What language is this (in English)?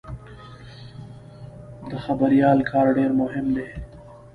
Pashto